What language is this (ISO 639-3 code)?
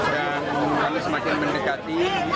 ind